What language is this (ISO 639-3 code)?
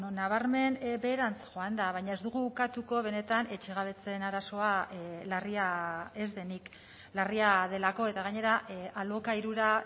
eus